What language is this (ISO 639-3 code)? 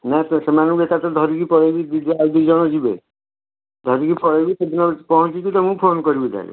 ori